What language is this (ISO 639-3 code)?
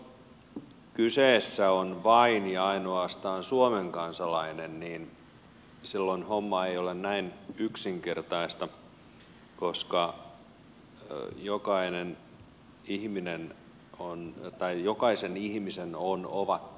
fin